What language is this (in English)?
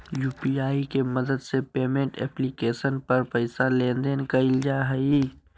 Magahi